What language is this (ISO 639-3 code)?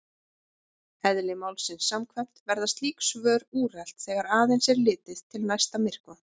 isl